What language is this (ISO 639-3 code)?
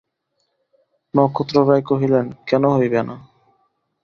ben